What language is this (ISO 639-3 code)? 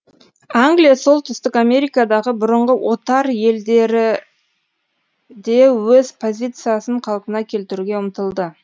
kaz